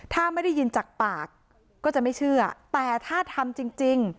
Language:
Thai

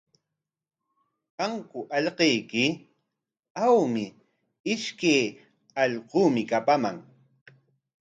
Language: Corongo Ancash Quechua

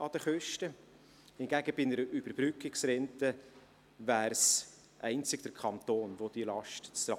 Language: Swiss German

